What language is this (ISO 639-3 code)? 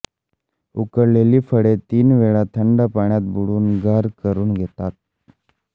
mar